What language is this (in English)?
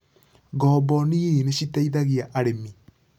Kikuyu